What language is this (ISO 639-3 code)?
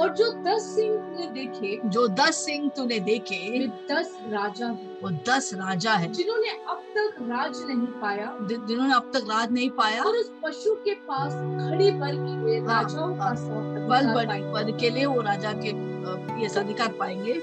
hin